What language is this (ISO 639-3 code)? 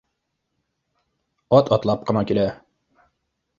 bak